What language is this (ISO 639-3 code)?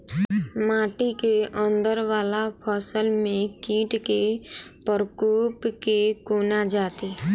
mai